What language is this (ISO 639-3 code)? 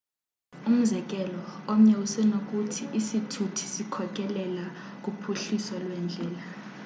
xho